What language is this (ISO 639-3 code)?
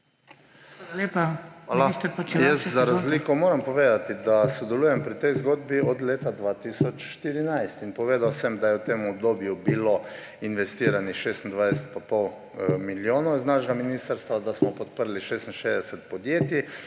slv